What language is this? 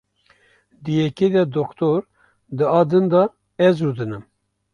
Kurdish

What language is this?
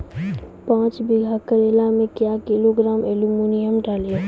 Maithili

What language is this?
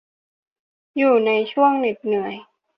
Thai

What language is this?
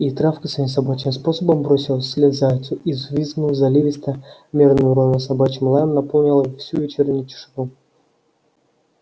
Russian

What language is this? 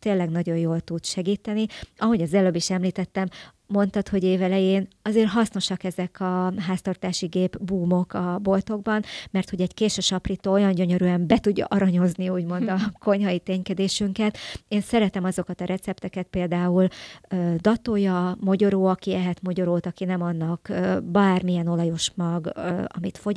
Hungarian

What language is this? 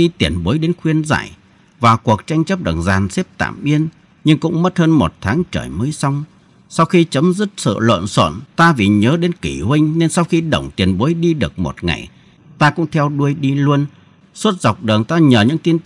Vietnamese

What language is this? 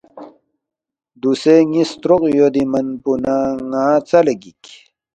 Balti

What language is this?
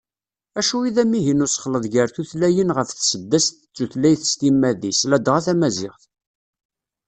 Kabyle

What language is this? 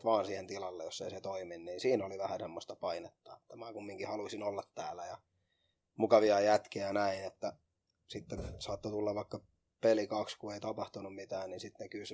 Finnish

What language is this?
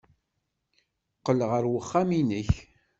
Kabyle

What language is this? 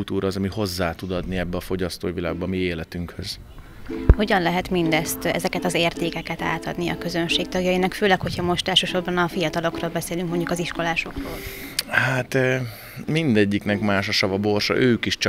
Hungarian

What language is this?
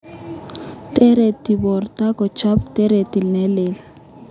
Kalenjin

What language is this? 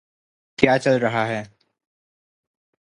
Hindi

